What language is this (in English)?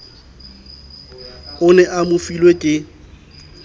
Southern Sotho